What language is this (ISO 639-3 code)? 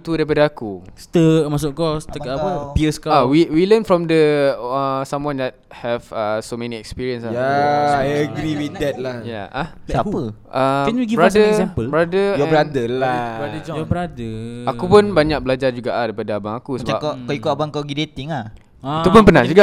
msa